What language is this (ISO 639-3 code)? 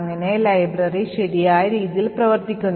mal